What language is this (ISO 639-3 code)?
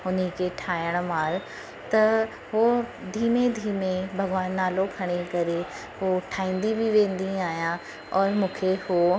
snd